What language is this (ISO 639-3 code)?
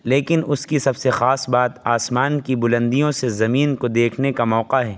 urd